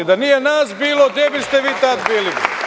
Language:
Serbian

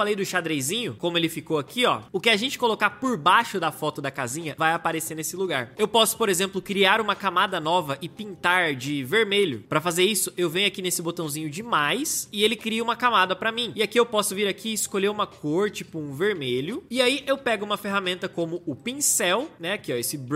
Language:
Portuguese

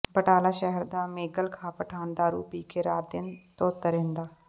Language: Punjabi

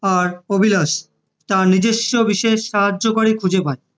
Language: Bangla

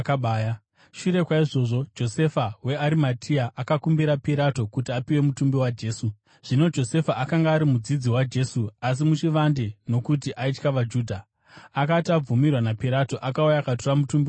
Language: Shona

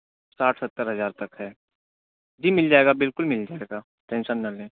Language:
Urdu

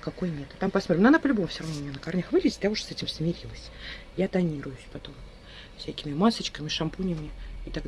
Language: Russian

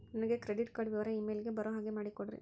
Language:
Kannada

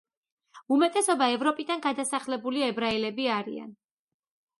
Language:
Georgian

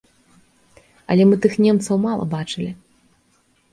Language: Belarusian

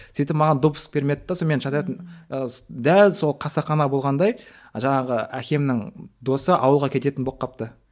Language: Kazakh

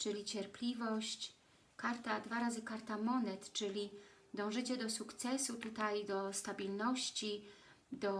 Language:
Polish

